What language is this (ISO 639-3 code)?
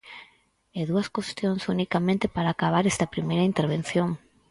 glg